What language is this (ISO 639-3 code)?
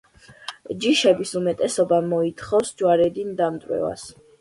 kat